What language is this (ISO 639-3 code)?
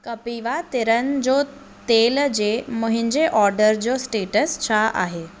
snd